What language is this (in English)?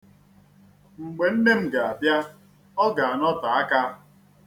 Igbo